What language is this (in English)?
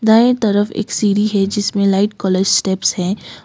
Hindi